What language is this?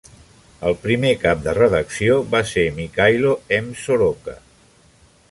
Catalan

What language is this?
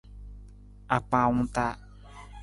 Nawdm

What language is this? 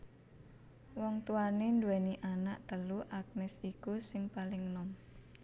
Javanese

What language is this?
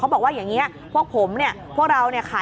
Thai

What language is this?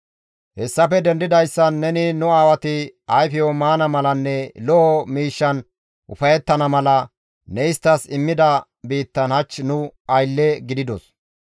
Gamo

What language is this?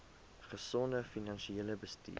Afrikaans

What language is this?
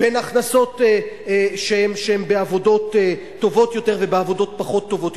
Hebrew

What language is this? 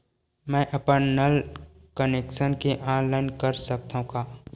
Chhattisgarhi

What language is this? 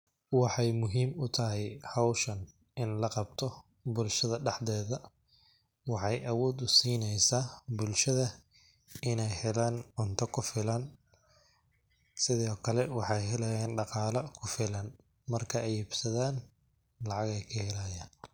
Somali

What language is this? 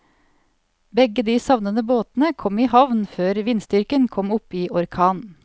Norwegian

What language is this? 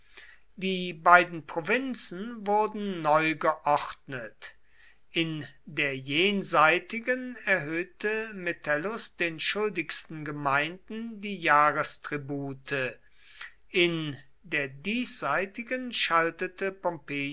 German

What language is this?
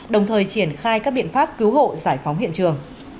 Vietnamese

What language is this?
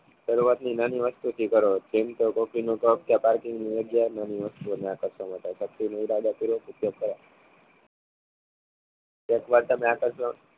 Gujarati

